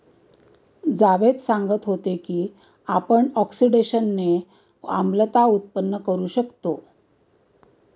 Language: Marathi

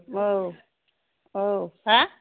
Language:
Bodo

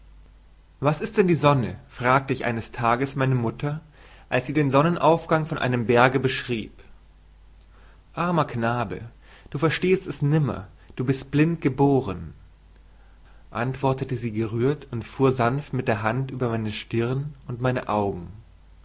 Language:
German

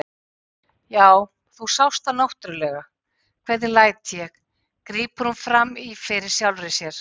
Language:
Icelandic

